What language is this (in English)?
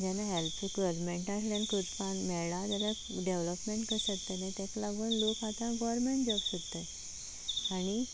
Konkani